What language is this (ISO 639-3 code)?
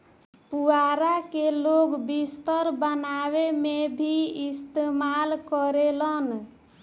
bho